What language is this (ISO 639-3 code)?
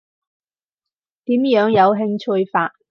yue